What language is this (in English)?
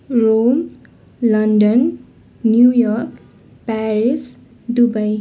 Nepali